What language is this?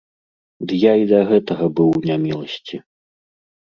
Belarusian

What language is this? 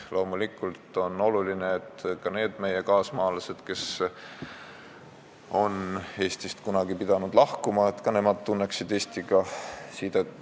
Estonian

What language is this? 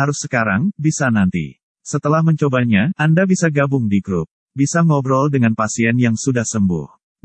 Indonesian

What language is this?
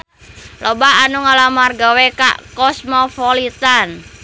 Sundanese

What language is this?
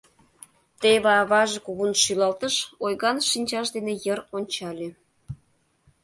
Mari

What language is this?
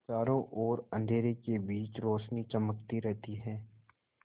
Hindi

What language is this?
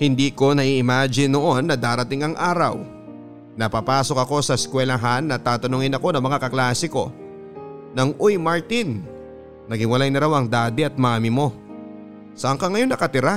Filipino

